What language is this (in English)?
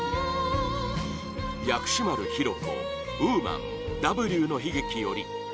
Japanese